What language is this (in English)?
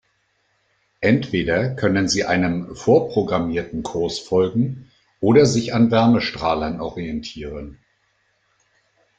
German